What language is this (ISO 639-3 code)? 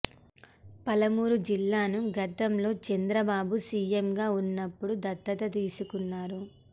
tel